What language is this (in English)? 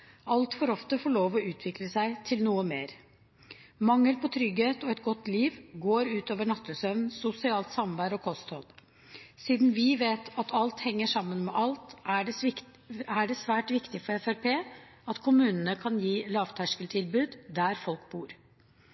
Norwegian Bokmål